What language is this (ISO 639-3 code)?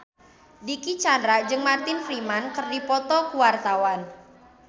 sun